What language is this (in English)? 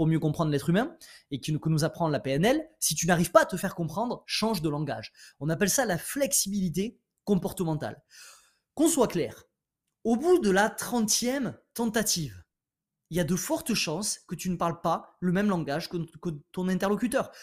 French